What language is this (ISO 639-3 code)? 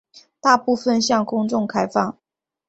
zho